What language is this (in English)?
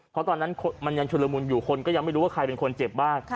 Thai